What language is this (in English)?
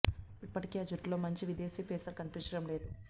Telugu